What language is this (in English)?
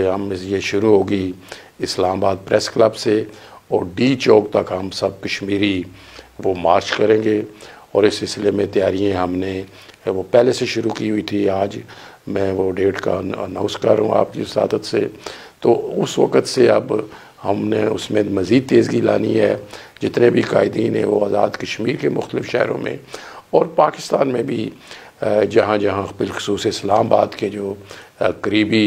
Hindi